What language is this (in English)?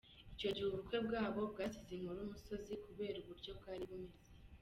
Kinyarwanda